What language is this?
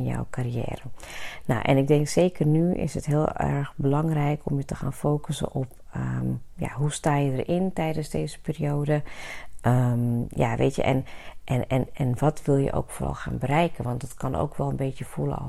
Dutch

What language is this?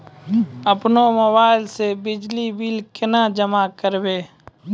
Maithili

